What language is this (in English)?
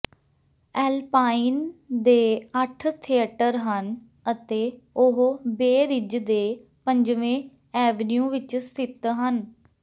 Punjabi